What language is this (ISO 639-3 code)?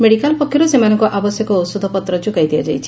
ori